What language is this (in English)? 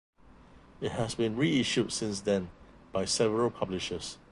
English